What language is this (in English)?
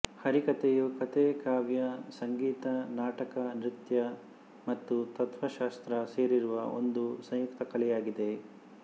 Kannada